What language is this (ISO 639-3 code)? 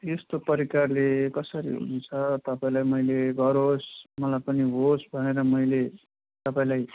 nep